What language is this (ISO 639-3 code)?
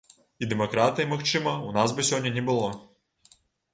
bel